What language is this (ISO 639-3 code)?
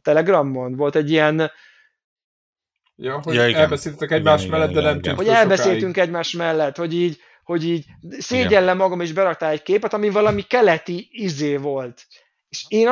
hun